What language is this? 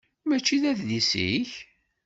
Kabyle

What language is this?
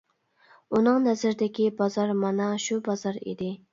Uyghur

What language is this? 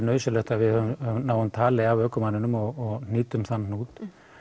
Icelandic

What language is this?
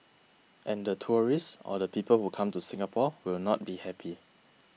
English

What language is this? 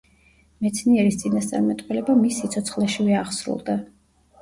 Georgian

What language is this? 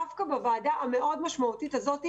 Hebrew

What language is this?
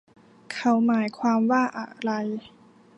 Thai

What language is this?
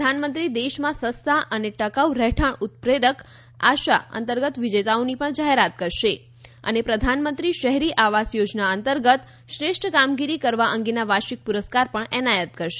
Gujarati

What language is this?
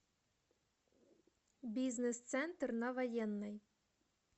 Russian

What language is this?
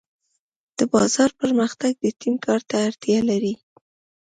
Pashto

